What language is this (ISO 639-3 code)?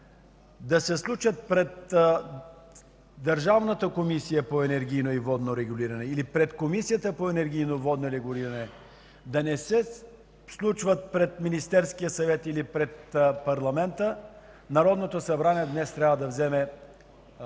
bul